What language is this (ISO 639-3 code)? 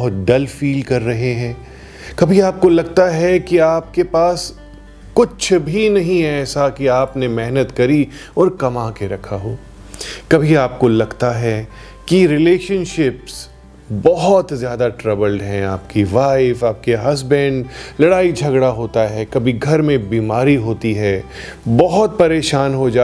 hin